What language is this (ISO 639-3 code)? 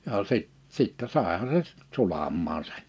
fin